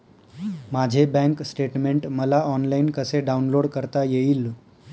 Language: Marathi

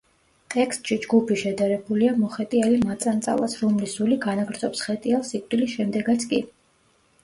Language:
Georgian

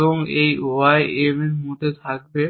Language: Bangla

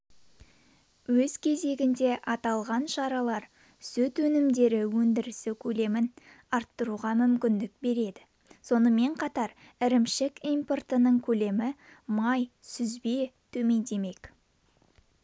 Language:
Kazakh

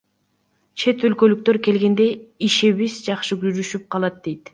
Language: Kyrgyz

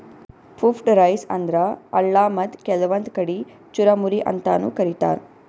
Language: Kannada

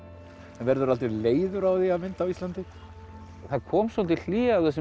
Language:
Icelandic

